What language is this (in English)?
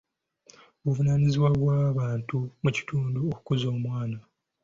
Ganda